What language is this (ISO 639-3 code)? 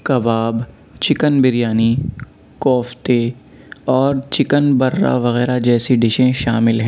urd